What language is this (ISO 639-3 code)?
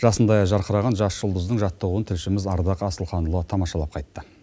kaz